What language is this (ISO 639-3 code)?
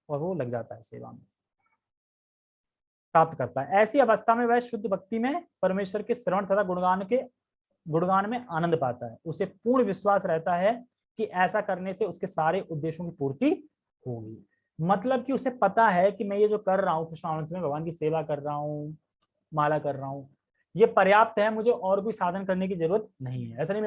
hin